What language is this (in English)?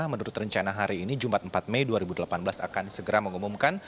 Indonesian